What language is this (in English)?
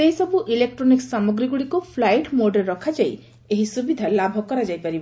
Odia